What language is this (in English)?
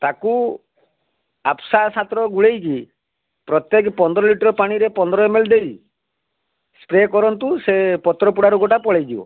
Odia